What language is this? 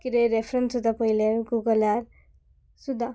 Konkani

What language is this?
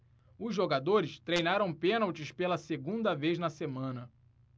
Portuguese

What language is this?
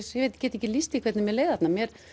Icelandic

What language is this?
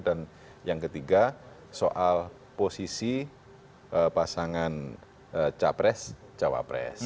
Indonesian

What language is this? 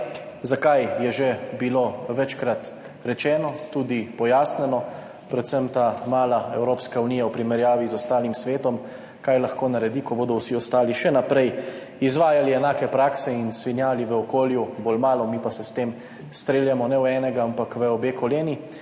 Slovenian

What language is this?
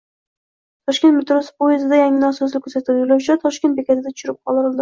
Uzbek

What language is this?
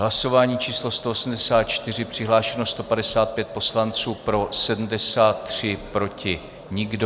Czech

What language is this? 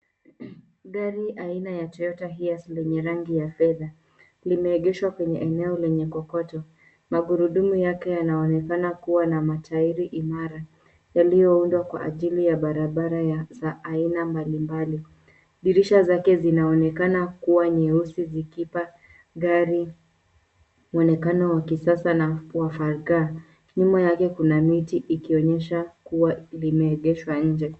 Swahili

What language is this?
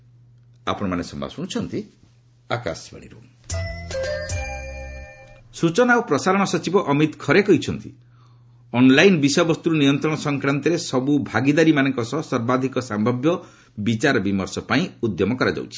Odia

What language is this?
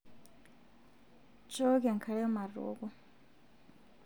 Masai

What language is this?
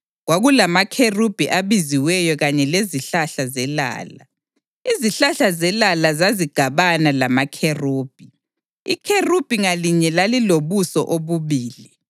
North Ndebele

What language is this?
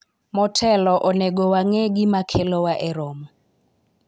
Luo (Kenya and Tanzania)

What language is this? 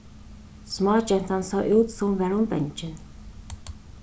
Faroese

